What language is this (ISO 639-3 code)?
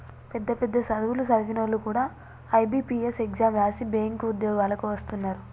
tel